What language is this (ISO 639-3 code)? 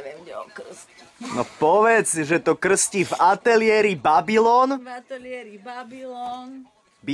ces